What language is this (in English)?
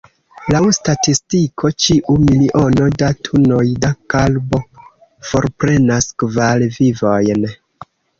Esperanto